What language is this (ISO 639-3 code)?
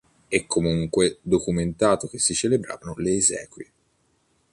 ita